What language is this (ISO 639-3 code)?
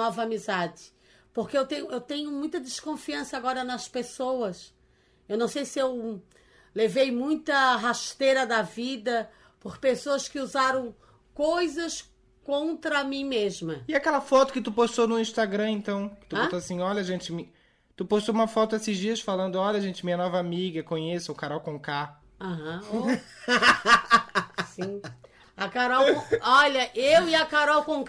por